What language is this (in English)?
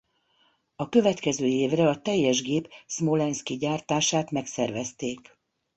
Hungarian